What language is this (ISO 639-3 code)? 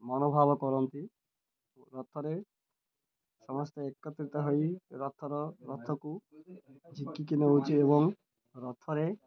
ori